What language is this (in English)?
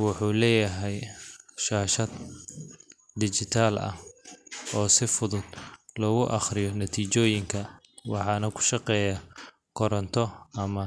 Somali